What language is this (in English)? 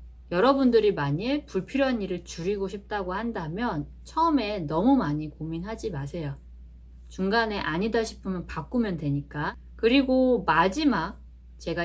Korean